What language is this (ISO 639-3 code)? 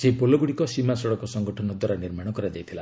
ori